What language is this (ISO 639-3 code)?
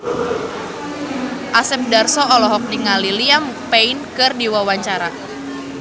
sun